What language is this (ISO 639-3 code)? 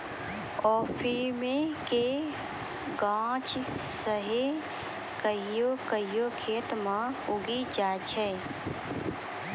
mai